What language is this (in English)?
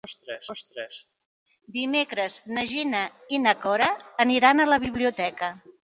Catalan